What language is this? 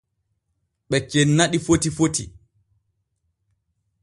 Borgu Fulfulde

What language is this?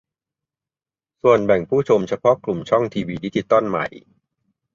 Thai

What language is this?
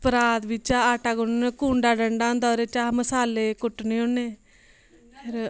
Dogri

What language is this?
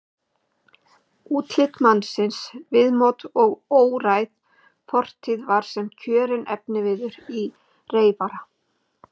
Icelandic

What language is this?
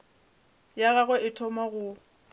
Northern Sotho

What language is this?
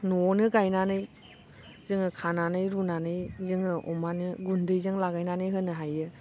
Bodo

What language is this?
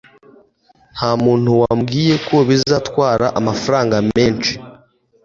Kinyarwanda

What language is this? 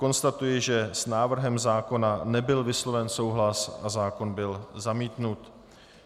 Czech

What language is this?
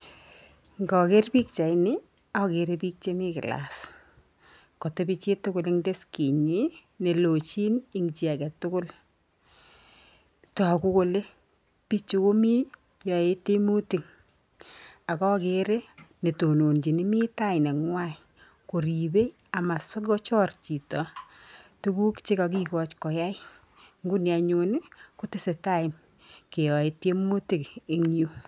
Kalenjin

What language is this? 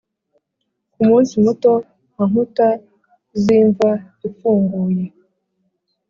Kinyarwanda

